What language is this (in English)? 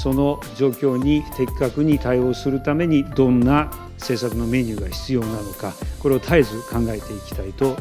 Japanese